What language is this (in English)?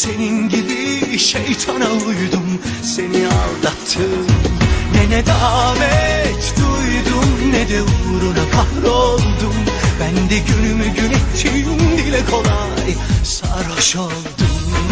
Turkish